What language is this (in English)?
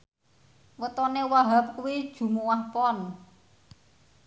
Javanese